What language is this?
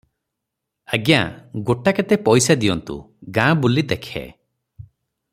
Odia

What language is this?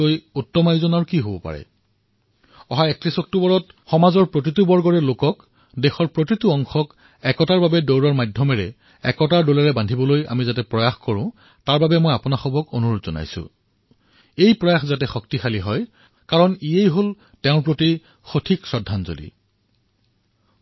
Assamese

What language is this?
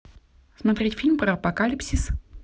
Russian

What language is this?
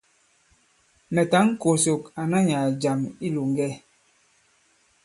Bankon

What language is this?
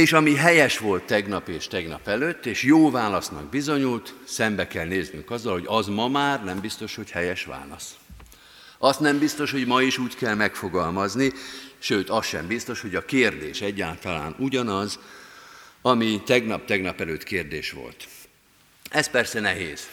Hungarian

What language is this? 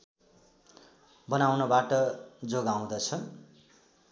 Nepali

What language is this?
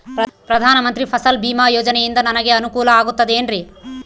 Kannada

